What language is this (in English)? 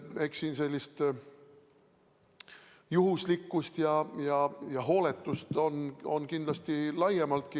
Estonian